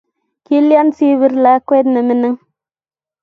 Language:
Kalenjin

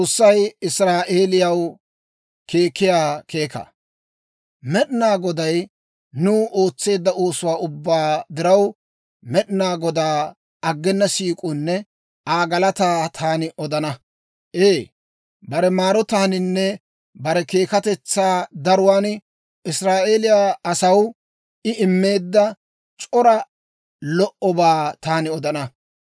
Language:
Dawro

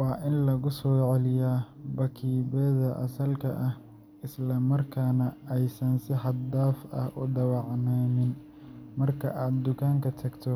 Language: Somali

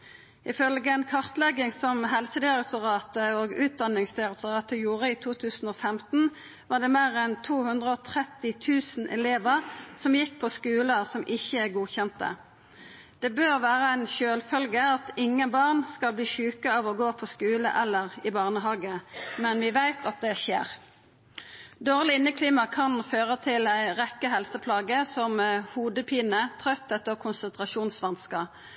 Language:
Norwegian Nynorsk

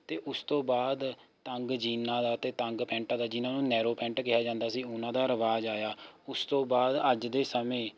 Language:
Punjabi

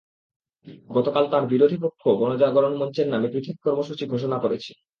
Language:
Bangla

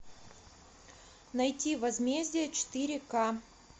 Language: Russian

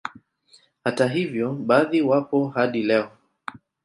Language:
Swahili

